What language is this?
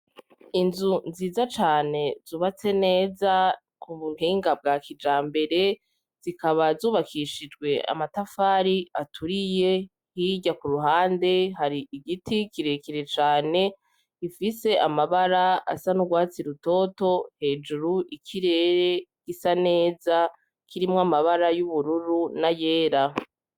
Rundi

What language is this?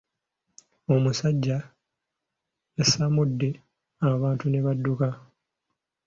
Ganda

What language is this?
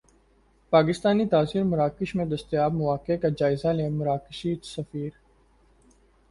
Urdu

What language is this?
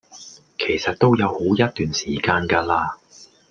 Cantonese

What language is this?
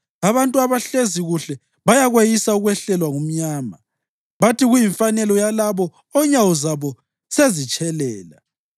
North Ndebele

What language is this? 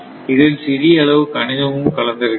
Tamil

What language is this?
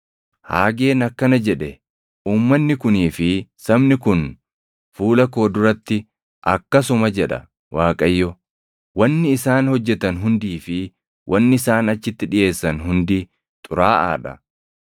Oromo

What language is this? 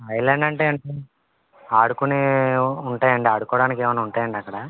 Telugu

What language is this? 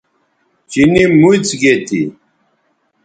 Bateri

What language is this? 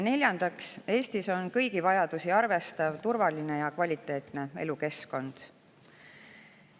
Estonian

